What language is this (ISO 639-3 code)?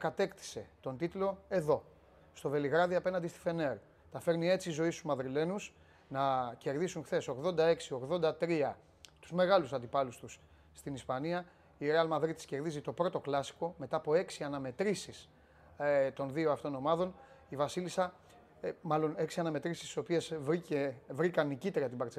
ell